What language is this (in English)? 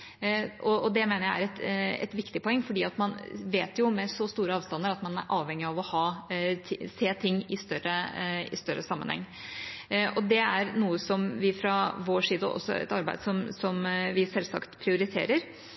Norwegian Bokmål